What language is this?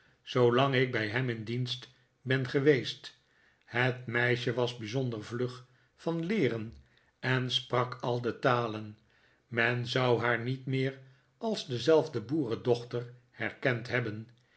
Dutch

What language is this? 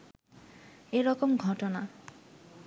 Bangla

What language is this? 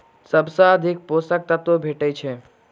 Maithili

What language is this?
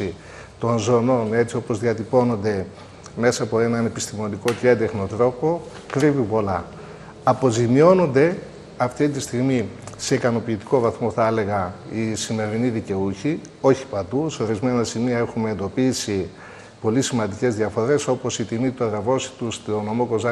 Greek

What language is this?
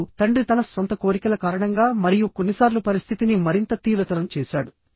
Telugu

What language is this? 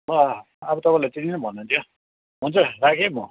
Nepali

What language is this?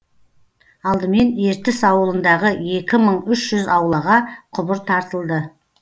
Kazakh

